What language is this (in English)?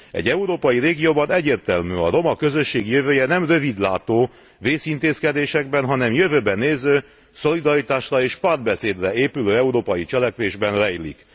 Hungarian